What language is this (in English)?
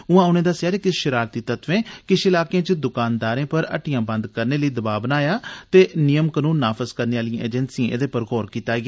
Dogri